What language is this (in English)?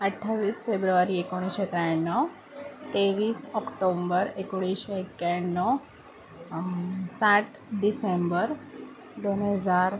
Marathi